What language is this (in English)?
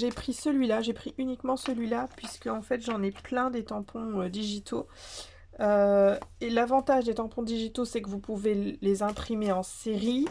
French